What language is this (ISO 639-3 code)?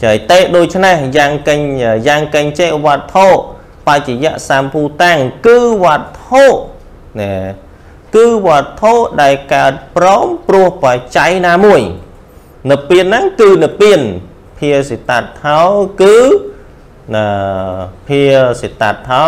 tha